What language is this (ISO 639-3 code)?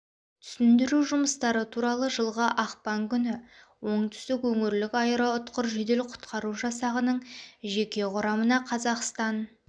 kaz